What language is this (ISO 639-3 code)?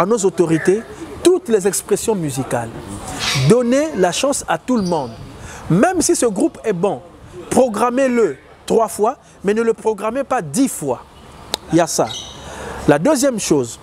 fra